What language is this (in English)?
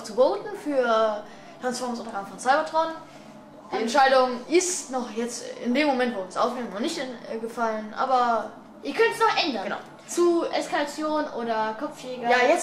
German